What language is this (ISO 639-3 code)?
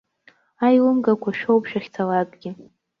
abk